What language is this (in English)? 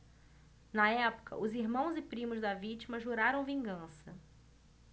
Portuguese